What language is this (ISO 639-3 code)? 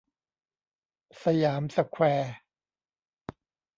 tha